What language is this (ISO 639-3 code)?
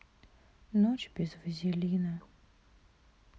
rus